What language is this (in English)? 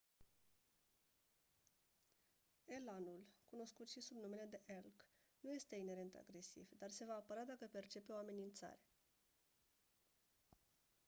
Romanian